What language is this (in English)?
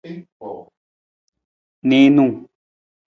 Nawdm